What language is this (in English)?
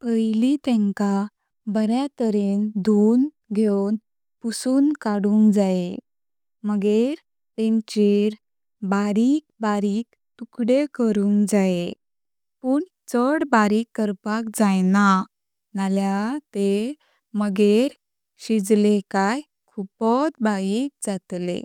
Konkani